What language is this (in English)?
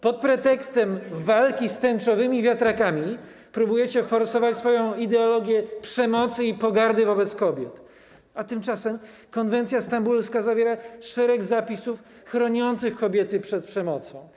Polish